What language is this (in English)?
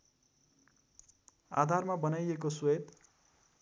Nepali